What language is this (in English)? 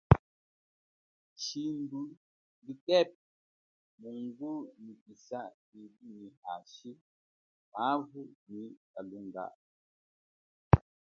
Chokwe